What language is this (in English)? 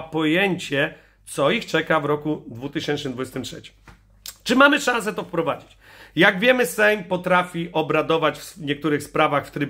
Polish